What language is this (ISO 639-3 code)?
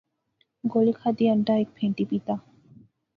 phr